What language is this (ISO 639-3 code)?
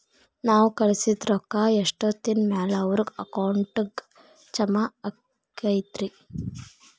kan